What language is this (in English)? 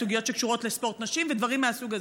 Hebrew